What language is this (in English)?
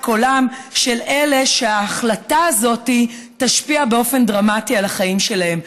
Hebrew